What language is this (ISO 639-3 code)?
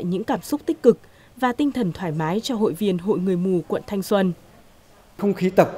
vie